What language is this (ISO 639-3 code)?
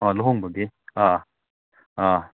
mni